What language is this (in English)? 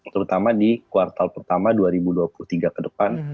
Indonesian